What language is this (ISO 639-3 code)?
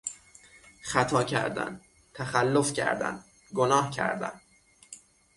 fas